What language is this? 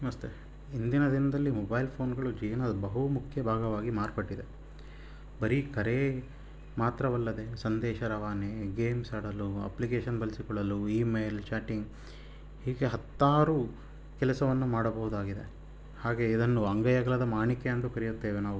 Kannada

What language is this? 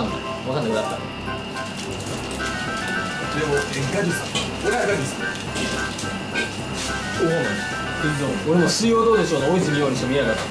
Japanese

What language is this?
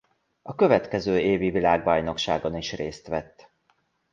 Hungarian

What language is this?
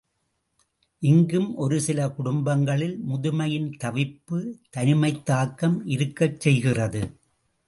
Tamil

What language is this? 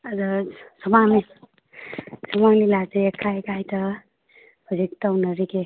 Manipuri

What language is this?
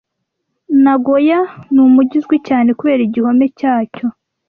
Kinyarwanda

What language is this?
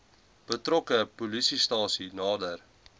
Afrikaans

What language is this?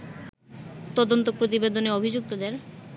Bangla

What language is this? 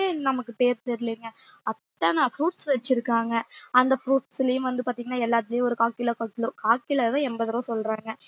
Tamil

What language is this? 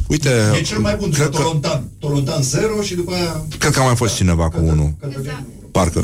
Romanian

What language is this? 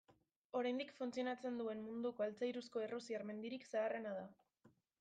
Basque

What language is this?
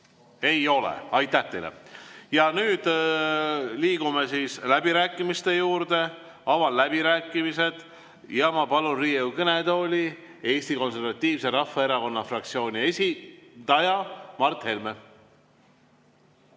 Estonian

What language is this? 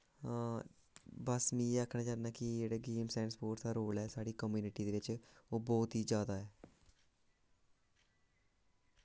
Dogri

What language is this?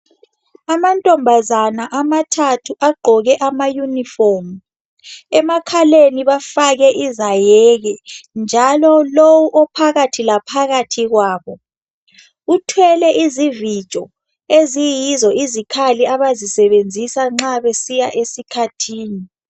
North Ndebele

